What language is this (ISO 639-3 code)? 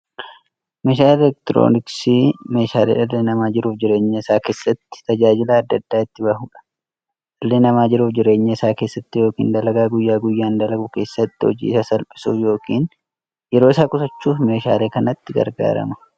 orm